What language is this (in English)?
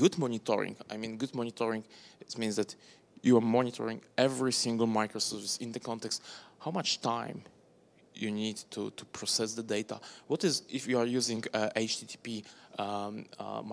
English